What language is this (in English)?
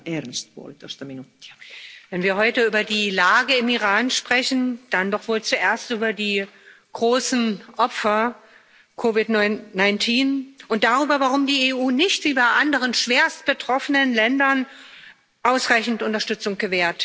German